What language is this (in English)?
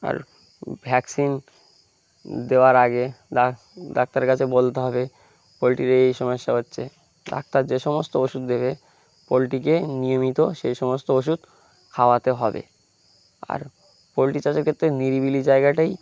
Bangla